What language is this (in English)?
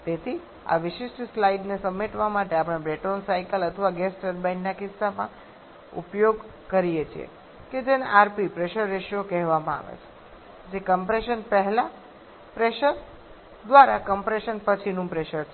Gujarati